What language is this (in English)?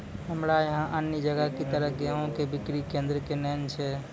Maithili